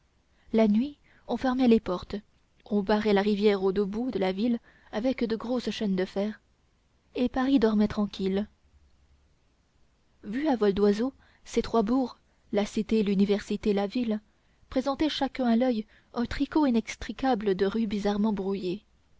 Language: French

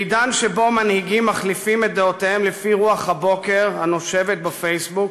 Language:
Hebrew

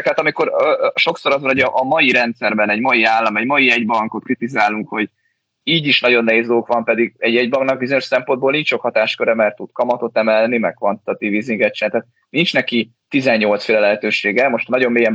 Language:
Hungarian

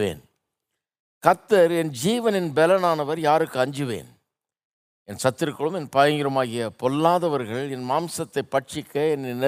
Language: Tamil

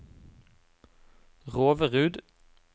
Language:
Norwegian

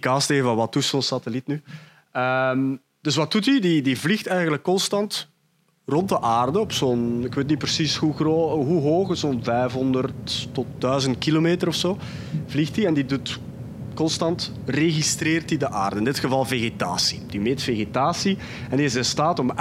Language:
Dutch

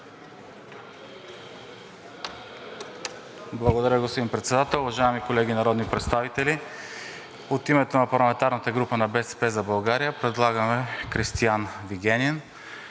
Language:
Bulgarian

